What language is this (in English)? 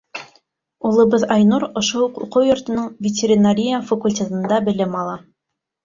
Bashkir